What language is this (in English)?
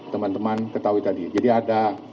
Indonesian